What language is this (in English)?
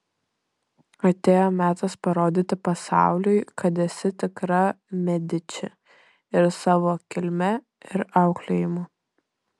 Lithuanian